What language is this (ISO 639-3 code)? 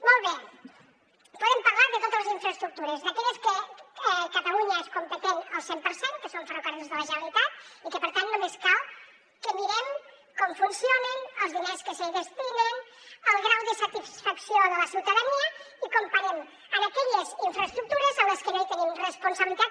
cat